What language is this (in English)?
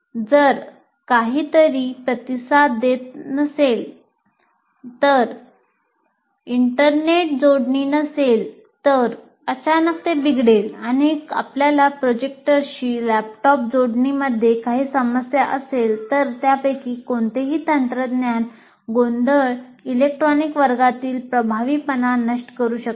Marathi